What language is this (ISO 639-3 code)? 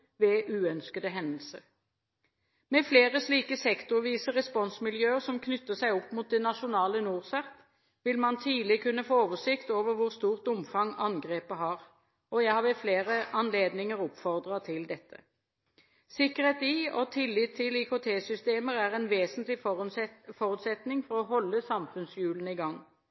nob